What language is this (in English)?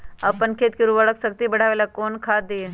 Magahi